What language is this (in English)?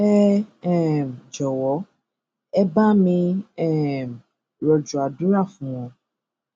Yoruba